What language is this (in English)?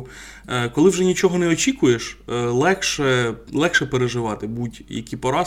Ukrainian